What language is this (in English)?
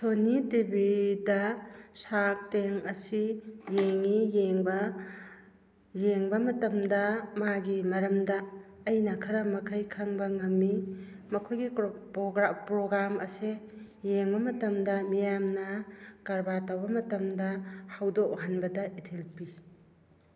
Manipuri